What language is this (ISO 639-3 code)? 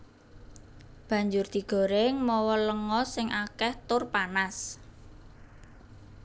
jav